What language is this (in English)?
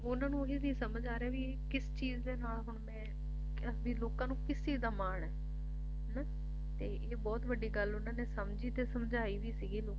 Punjabi